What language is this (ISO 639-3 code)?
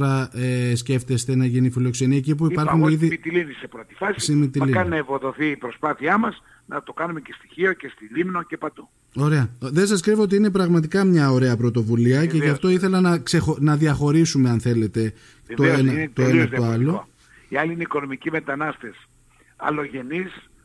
ell